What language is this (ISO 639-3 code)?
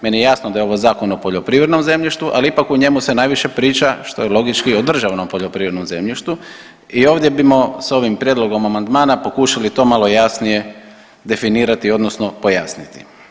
hrv